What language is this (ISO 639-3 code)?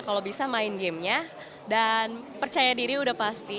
ind